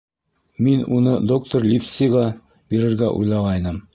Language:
Bashkir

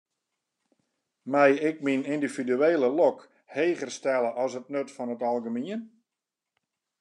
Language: Western Frisian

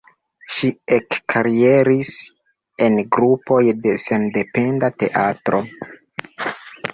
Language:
Esperanto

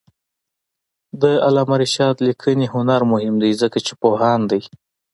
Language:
Pashto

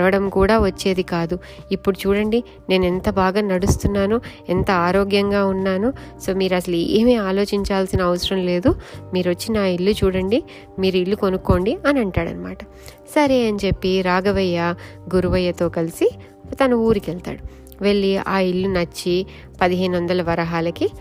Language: Telugu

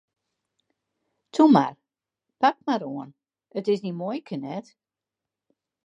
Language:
Western Frisian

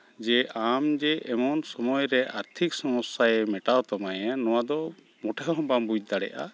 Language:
Santali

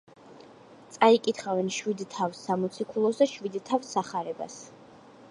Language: Georgian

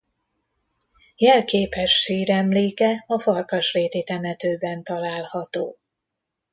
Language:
Hungarian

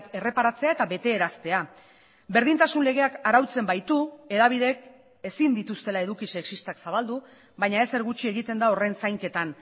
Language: Basque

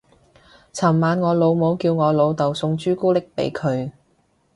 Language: Cantonese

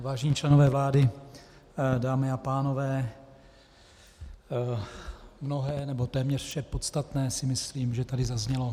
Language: Czech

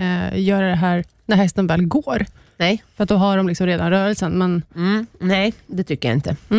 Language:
Swedish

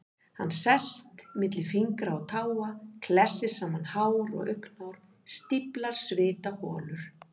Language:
Icelandic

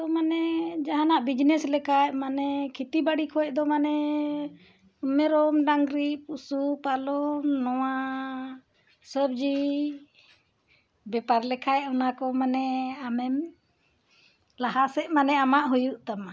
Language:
Santali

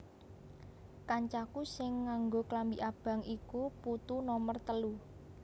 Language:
Javanese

